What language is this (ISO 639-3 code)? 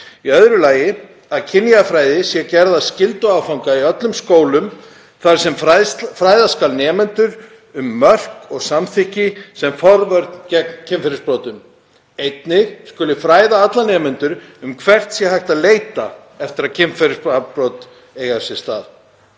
isl